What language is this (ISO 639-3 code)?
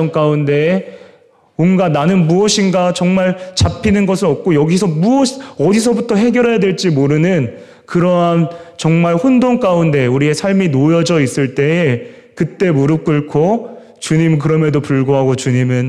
kor